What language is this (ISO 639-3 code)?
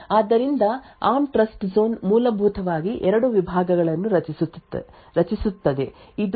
kan